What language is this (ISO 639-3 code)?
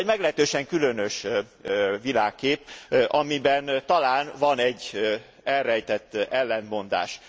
hun